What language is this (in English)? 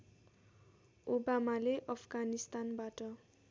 Nepali